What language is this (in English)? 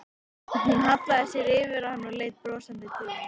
Icelandic